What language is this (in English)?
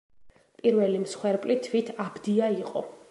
Georgian